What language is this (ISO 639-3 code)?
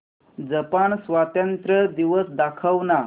mar